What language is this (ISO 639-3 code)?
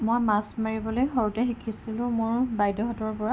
asm